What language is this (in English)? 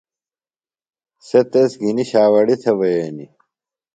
Phalura